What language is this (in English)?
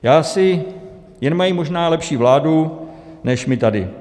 Czech